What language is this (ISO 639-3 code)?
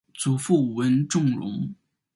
zho